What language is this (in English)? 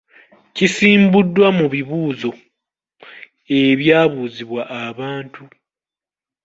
Ganda